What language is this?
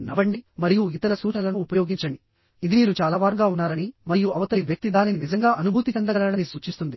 Telugu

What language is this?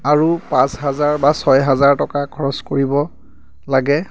Assamese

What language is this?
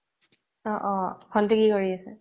Assamese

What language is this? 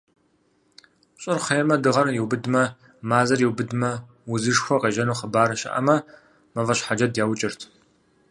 Kabardian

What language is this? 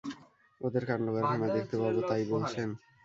Bangla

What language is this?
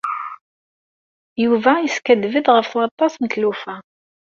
Kabyle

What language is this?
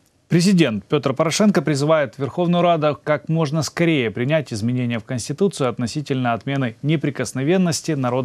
Russian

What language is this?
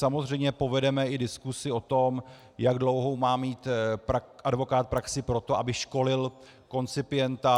Czech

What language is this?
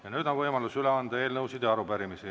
Estonian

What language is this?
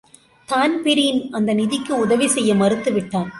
Tamil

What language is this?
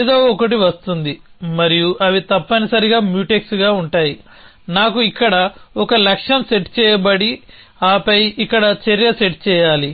Telugu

